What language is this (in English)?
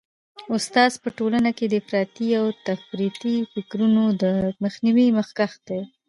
Pashto